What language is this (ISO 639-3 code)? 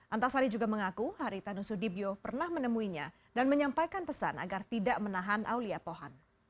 ind